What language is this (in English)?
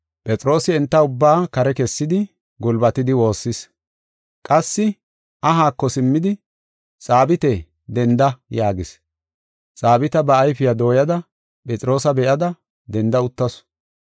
Gofa